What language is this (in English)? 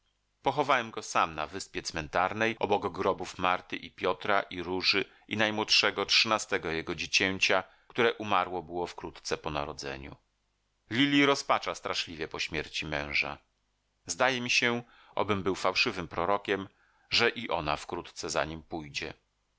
Polish